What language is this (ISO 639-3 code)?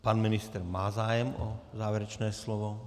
ces